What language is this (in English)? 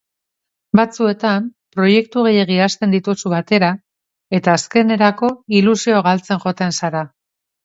Basque